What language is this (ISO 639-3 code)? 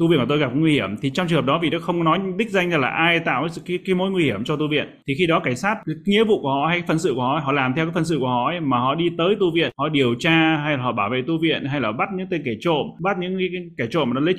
vie